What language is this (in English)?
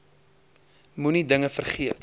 Afrikaans